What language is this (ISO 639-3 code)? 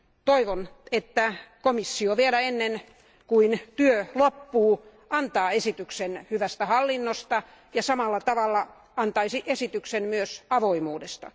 fin